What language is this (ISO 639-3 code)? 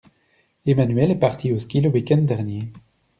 fra